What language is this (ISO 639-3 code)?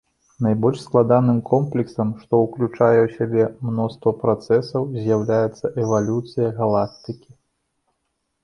bel